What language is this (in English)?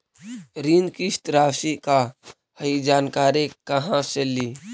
Magahi